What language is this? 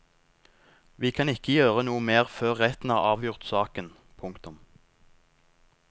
Norwegian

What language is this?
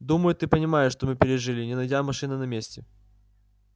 Russian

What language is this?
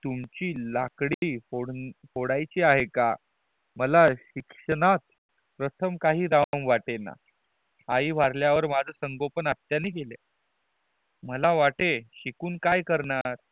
Marathi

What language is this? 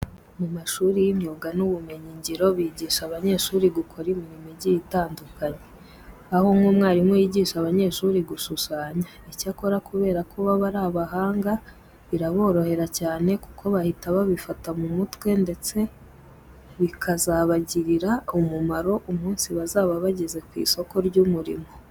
Kinyarwanda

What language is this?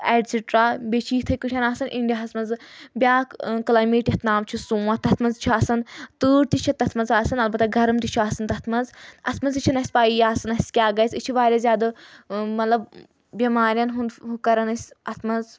Kashmiri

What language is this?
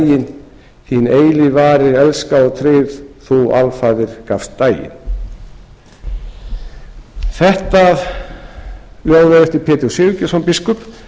Icelandic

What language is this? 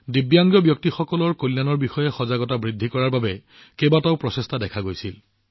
Assamese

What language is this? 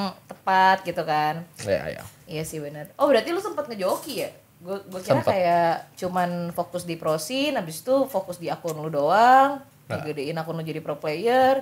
Indonesian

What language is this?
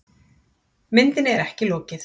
Icelandic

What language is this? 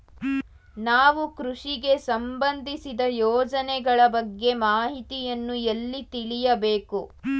Kannada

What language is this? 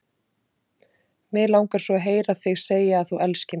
Icelandic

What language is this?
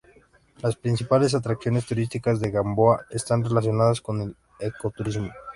Spanish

